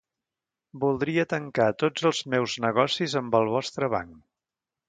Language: Catalan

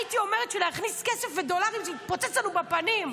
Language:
Hebrew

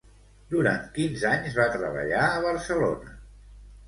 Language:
Catalan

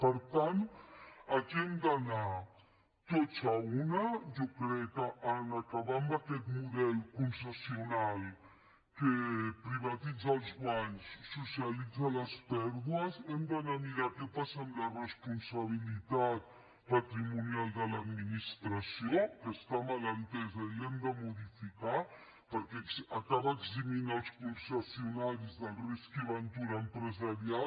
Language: Catalan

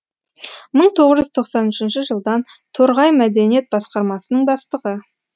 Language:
Kazakh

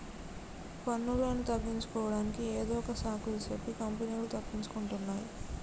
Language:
Telugu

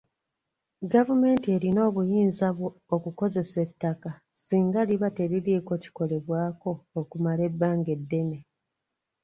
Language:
Ganda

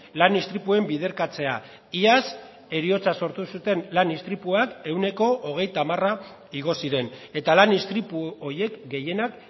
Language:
Basque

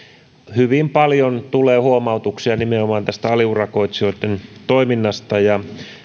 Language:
Finnish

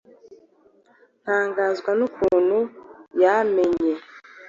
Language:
Kinyarwanda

